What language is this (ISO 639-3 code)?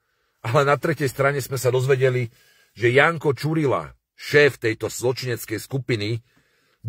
slk